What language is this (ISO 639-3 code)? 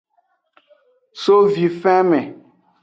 ajg